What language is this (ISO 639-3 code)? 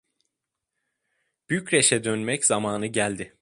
tur